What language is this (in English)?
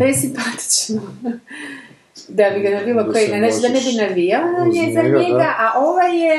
Croatian